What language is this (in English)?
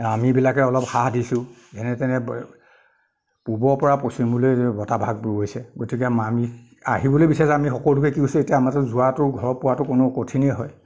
Assamese